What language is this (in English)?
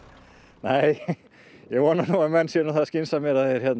Icelandic